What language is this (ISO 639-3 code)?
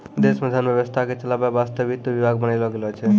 mai